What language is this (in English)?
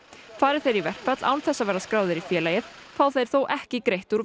Icelandic